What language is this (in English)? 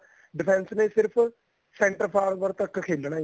Punjabi